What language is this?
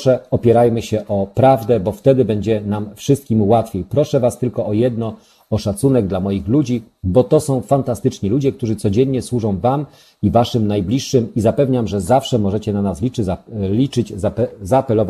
Polish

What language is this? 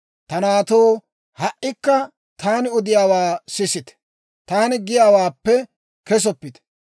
Dawro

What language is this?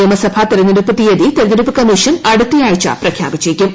Malayalam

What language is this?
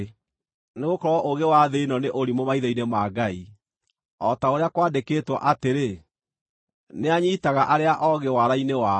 Kikuyu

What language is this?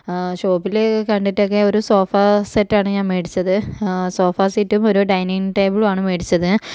Malayalam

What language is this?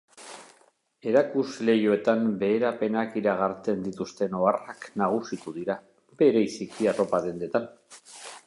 Basque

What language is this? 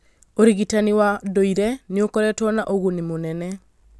Kikuyu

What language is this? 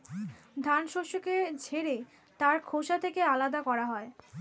Bangla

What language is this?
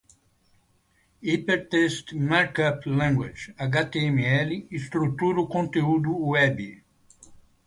Portuguese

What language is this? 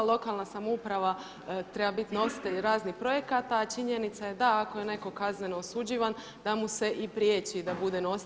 Croatian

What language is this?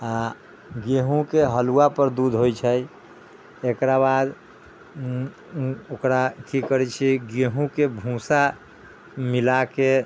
Maithili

